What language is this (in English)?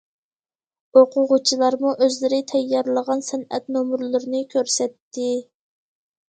Uyghur